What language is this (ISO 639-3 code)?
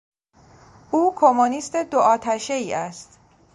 fas